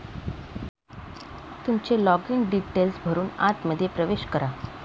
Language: Marathi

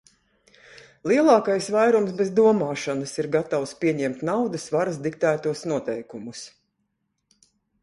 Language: Latvian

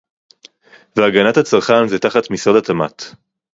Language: Hebrew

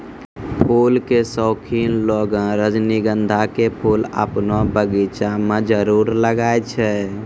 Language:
Maithili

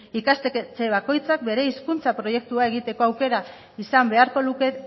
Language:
Basque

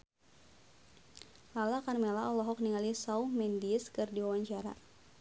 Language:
Sundanese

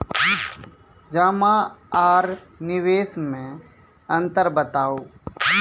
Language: Maithili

